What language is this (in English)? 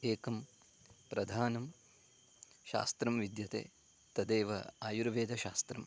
Sanskrit